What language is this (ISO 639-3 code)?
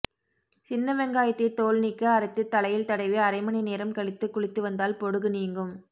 tam